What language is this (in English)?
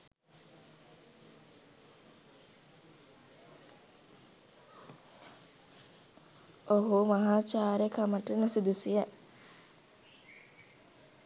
Sinhala